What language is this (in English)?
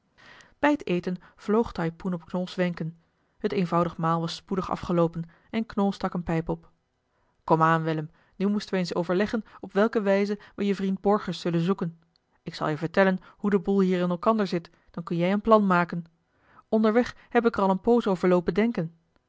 Dutch